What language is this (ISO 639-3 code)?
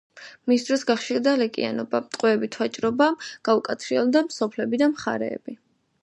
kat